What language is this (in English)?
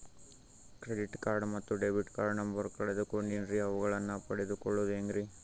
Kannada